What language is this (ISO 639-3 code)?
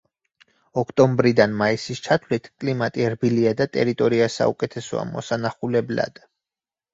kat